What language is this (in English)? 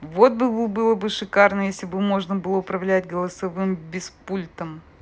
Russian